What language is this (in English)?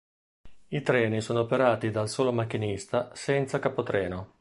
Italian